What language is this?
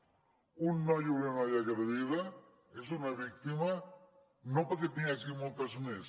Catalan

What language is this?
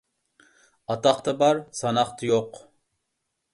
Uyghur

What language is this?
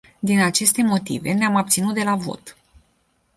Romanian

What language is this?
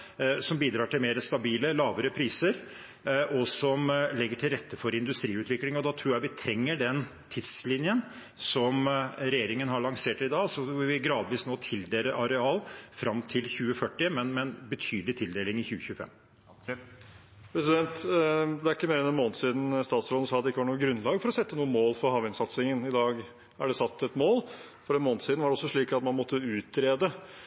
Norwegian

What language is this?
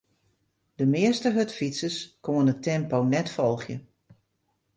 Western Frisian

